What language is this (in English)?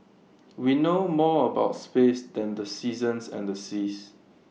English